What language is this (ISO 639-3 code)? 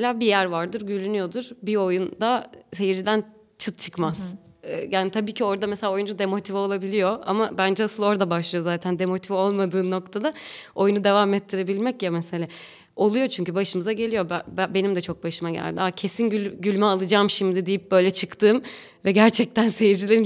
tur